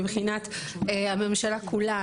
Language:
Hebrew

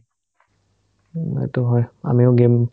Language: Assamese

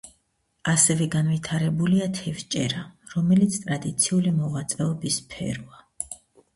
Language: Georgian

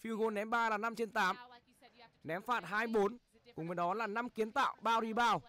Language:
Vietnamese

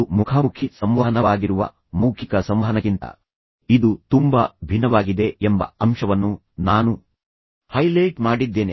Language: Kannada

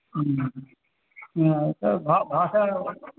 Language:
Sanskrit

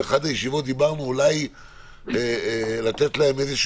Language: Hebrew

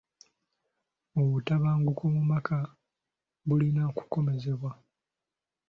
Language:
Ganda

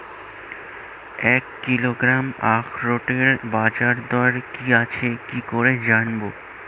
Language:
Bangla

